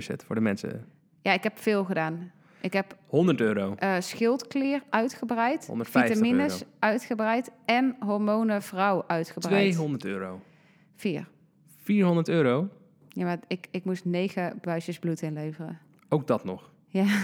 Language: Dutch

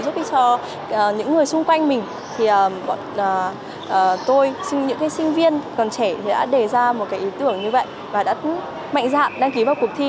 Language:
Vietnamese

